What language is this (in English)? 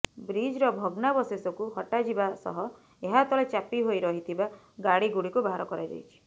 Odia